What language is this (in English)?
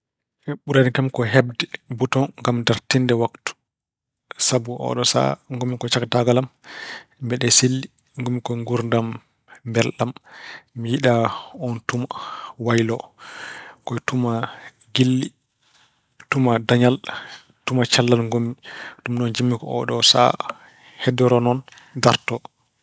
Fula